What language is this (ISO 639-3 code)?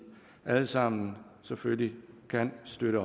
dan